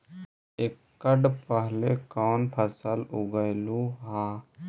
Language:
Magahi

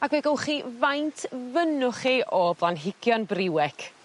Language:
Welsh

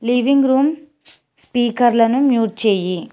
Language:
Telugu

